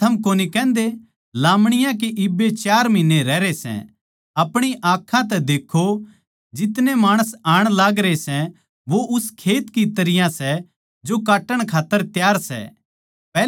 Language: Haryanvi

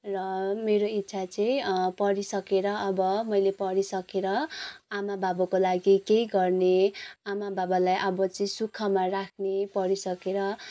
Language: Nepali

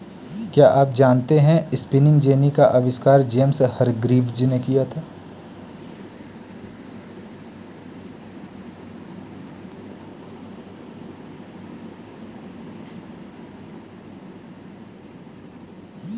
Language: Hindi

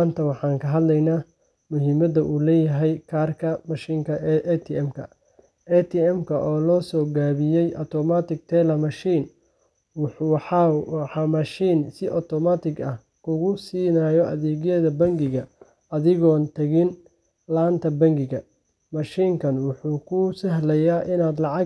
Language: Somali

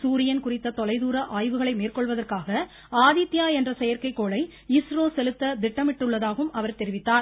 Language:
Tamil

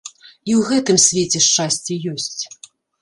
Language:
Belarusian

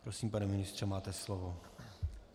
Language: Czech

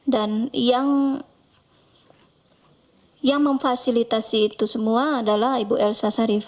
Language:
Indonesian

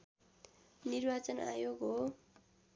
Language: Nepali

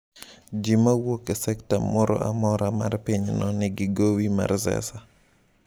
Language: Luo (Kenya and Tanzania)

